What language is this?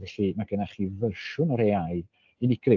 Welsh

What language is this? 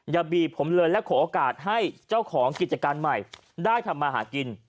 Thai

